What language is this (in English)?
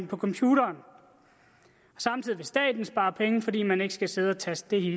Danish